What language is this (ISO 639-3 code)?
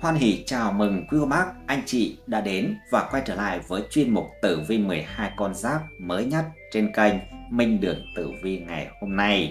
vie